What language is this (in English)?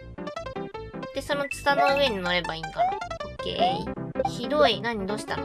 Japanese